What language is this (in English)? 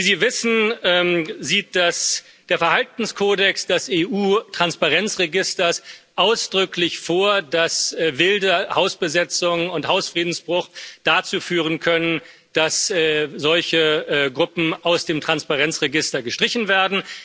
German